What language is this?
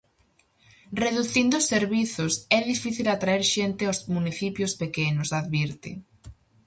Galician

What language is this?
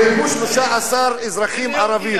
Hebrew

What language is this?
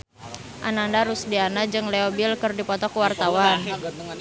Sundanese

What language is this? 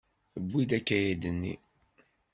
Kabyle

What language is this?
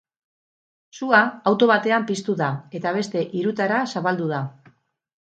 Basque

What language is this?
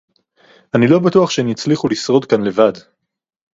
Hebrew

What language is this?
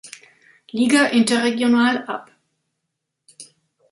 German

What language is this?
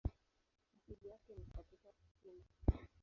Swahili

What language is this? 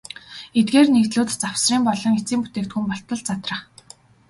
Mongolian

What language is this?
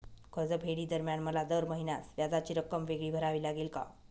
Marathi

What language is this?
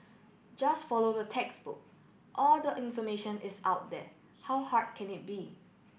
English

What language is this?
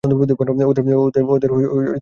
Bangla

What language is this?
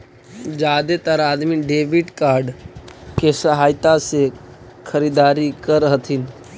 Magahi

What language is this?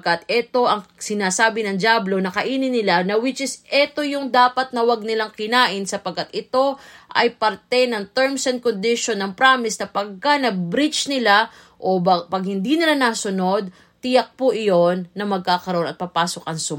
Filipino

